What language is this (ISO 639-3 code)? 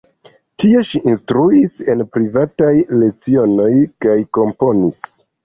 epo